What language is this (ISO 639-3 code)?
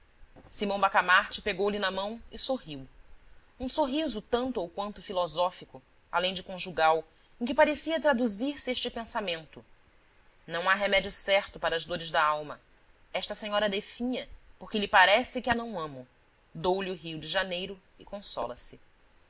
por